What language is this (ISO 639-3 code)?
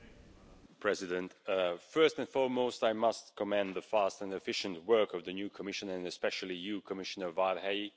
eng